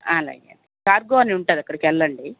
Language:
Telugu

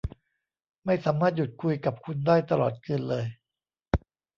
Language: Thai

